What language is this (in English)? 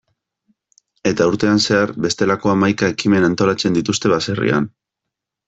Basque